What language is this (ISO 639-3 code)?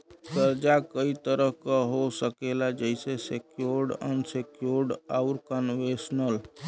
bho